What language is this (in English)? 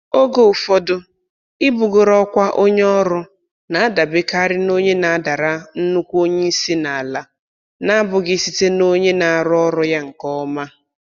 Igbo